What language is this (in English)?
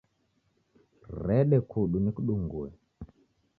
Taita